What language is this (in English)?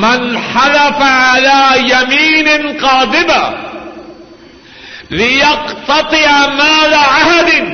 Urdu